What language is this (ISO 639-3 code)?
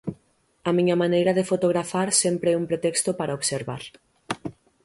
glg